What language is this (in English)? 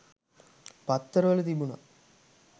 Sinhala